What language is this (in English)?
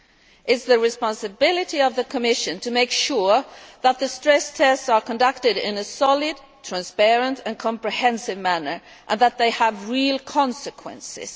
English